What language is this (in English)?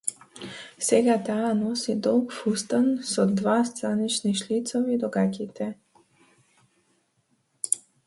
Macedonian